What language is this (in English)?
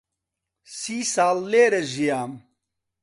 Central Kurdish